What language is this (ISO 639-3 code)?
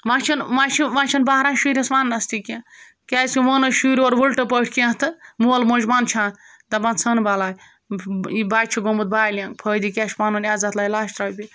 kas